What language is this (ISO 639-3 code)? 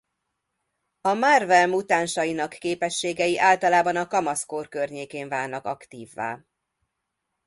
hun